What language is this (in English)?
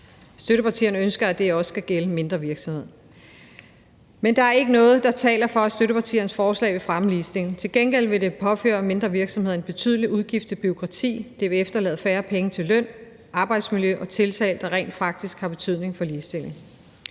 Danish